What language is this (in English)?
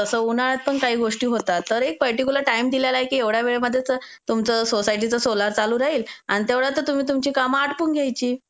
Marathi